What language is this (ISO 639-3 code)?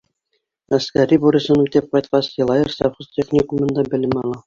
bak